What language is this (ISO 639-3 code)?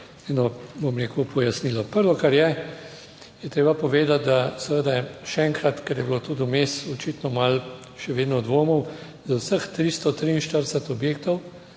slv